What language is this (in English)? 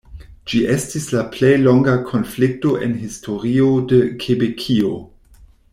Esperanto